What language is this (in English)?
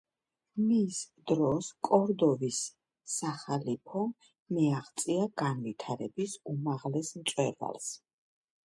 Georgian